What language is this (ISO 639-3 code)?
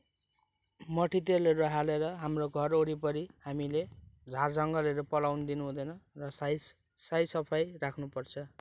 nep